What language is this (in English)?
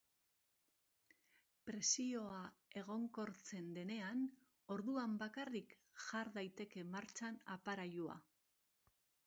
Basque